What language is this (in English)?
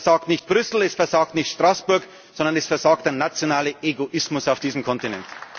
German